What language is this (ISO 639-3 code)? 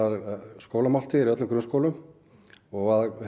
isl